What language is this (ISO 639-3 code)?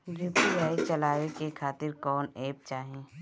bho